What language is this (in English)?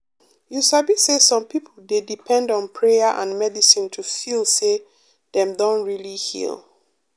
Nigerian Pidgin